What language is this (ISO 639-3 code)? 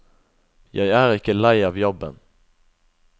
nor